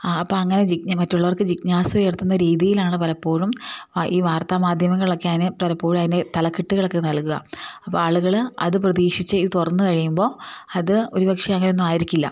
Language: Malayalam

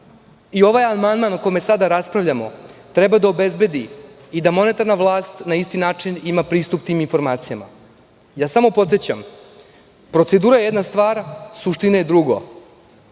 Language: Serbian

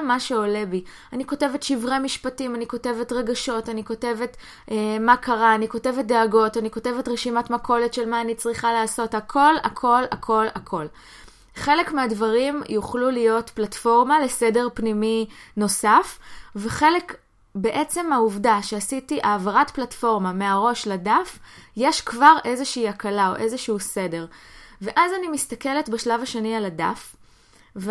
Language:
Hebrew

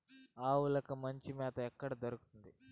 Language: Telugu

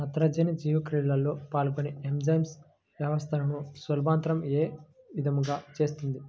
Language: Telugu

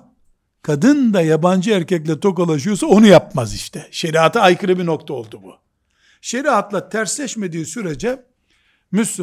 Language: Turkish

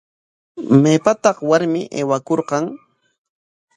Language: Corongo Ancash Quechua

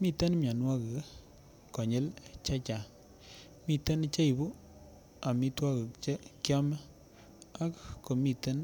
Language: Kalenjin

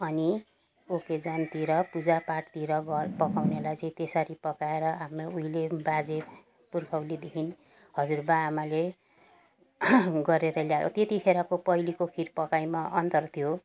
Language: Nepali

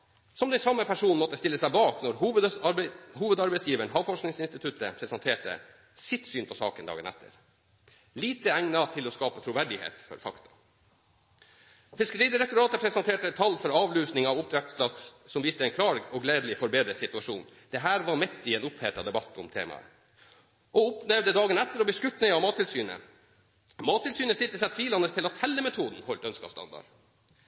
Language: Norwegian Bokmål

